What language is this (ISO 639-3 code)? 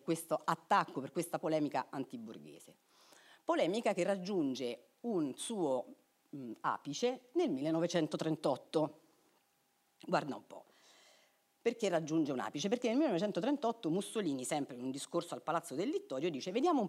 ita